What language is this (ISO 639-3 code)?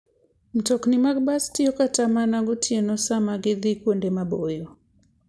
luo